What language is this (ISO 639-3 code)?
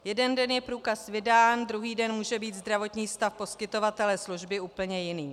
ces